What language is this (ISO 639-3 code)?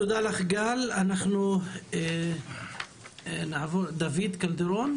heb